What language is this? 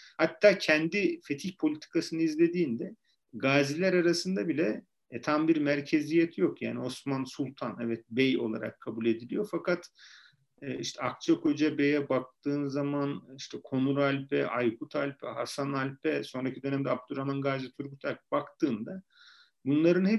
Turkish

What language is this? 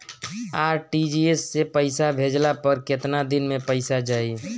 Bhojpuri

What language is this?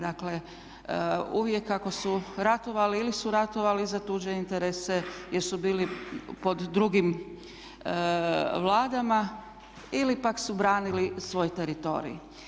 Croatian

